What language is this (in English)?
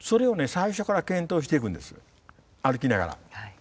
Japanese